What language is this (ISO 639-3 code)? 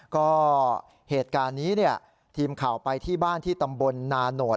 tha